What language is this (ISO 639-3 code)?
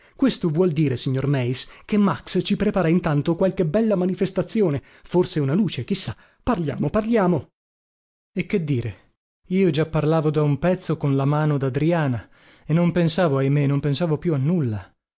ita